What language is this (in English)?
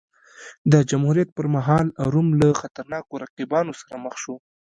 Pashto